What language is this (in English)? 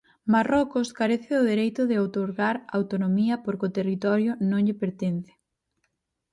Galician